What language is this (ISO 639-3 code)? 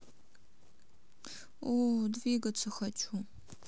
rus